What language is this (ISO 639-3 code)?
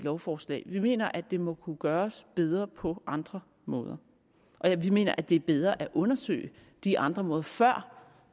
dan